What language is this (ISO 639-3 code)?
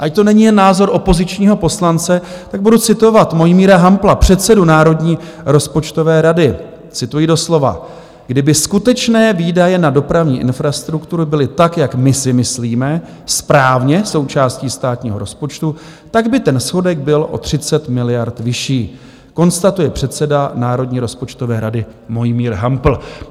ces